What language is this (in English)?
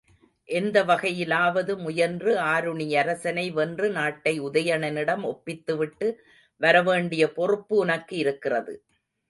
Tamil